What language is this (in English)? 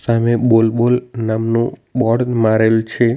Gujarati